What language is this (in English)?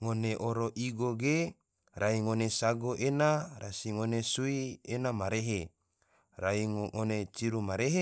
Tidore